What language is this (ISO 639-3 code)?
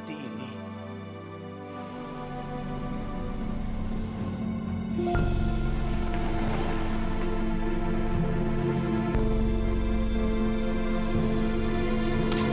ind